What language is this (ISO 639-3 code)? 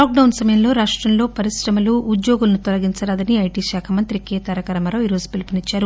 tel